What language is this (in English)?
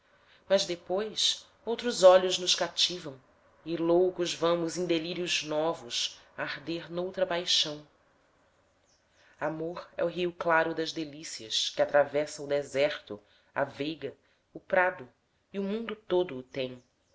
Portuguese